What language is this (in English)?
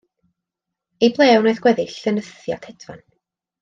Welsh